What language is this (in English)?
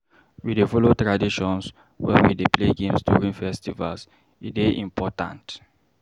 Nigerian Pidgin